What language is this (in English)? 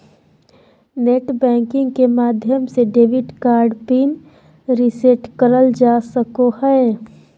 Magahi